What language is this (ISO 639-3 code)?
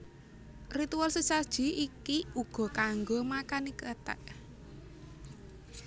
jav